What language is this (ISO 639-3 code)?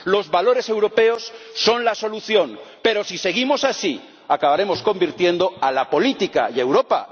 spa